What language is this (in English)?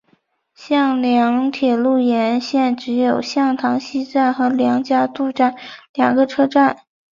Chinese